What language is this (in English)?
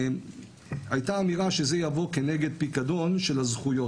Hebrew